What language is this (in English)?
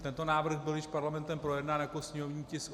Czech